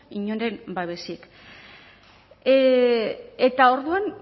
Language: Basque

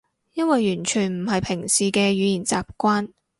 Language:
Cantonese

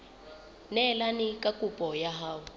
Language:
Southern Sotho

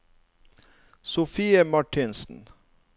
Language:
Norwegian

